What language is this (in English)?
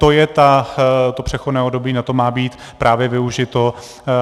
Czech